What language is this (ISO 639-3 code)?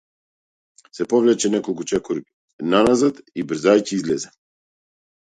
mkd